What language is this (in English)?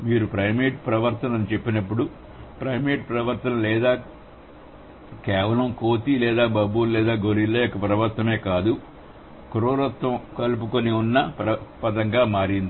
Telugu